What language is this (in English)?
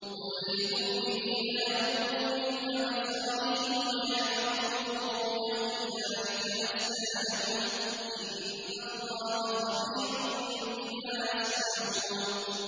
Arabic